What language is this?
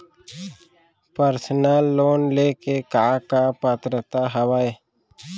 Chhattisgarhi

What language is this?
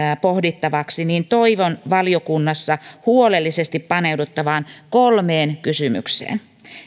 Finnish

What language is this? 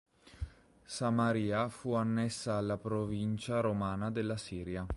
Italian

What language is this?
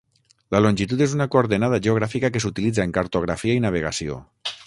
Catalan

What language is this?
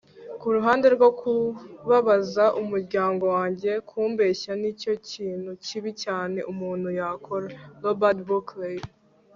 Kinyarwanda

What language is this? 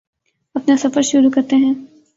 Urdu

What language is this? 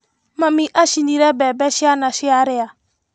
Kikuyu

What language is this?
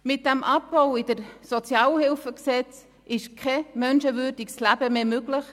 Swiss German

